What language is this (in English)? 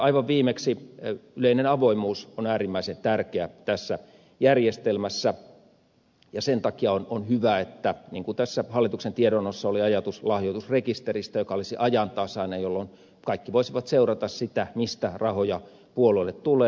Finnish